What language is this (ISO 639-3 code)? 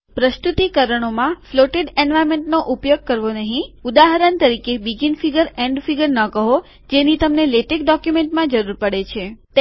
guj